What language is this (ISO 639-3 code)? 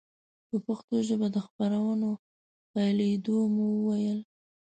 pus